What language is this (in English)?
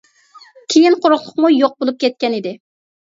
Uyghur